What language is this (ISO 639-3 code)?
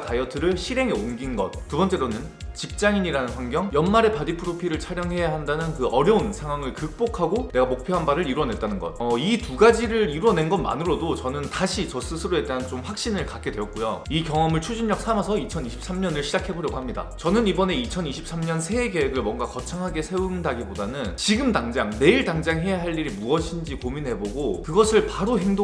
kor